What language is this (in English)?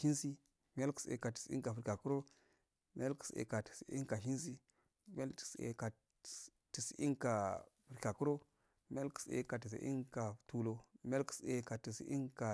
Afade